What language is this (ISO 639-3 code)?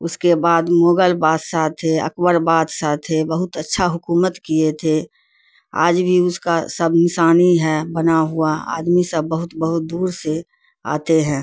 urd